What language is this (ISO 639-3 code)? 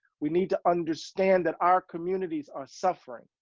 eng